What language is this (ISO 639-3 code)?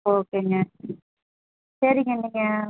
tam